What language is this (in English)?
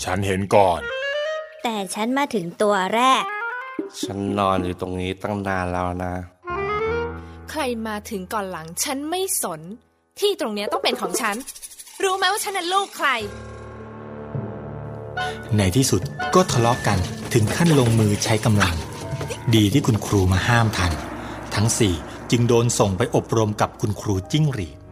Thai